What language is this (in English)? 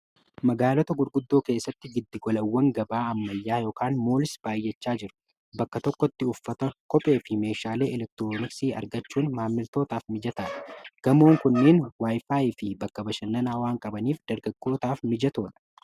Oromo